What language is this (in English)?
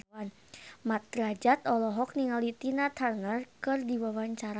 Sundanese